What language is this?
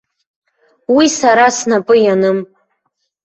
Abkhazian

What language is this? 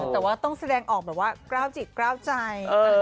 Thai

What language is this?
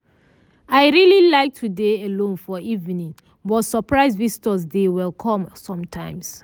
Nigerian Pidgin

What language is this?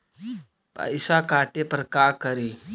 Magahi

